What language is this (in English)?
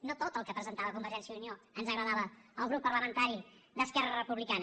Catalan